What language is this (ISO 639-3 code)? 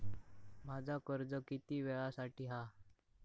mar